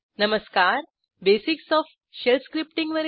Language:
Marathi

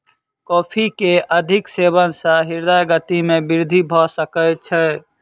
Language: Maithili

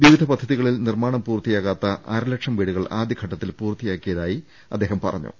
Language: Malayalam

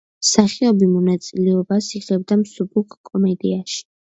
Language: Georgian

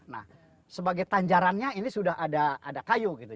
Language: Indonesian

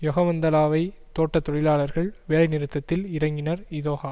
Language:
Tamil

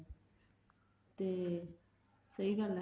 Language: Punjabi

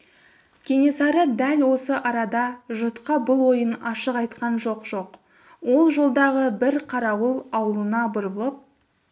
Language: Kazakh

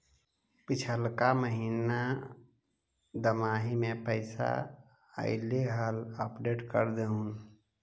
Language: Magahi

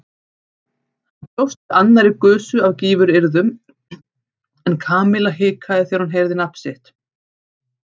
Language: Icelandic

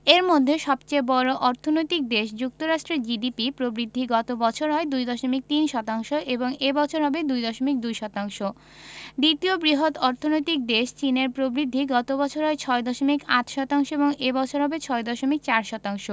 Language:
Bangla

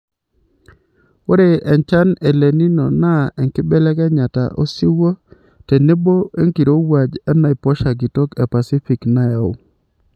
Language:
Masai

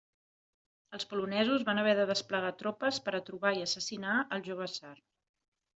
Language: Catalan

